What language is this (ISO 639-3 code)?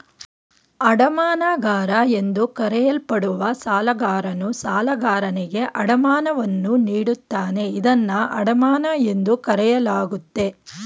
kan